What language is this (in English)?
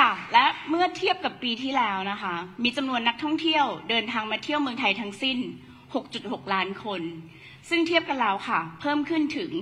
Thai